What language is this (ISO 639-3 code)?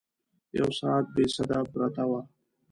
pus